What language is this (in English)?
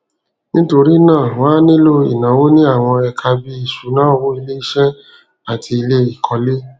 Yoruba